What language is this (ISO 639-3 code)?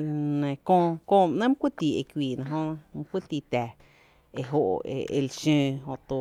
cte